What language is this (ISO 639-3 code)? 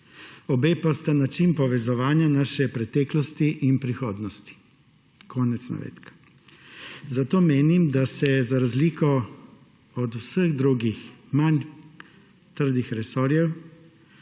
slv